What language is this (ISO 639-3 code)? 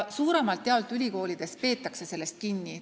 est